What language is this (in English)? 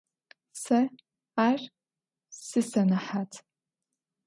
Adyghe